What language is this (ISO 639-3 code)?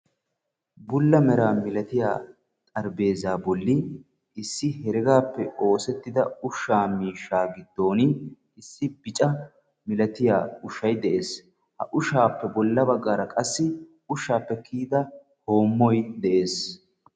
wal